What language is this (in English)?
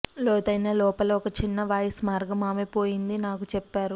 Telugu